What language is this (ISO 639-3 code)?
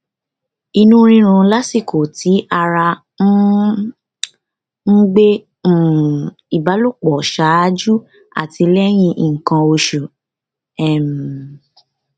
yor